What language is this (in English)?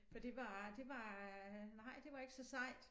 Danish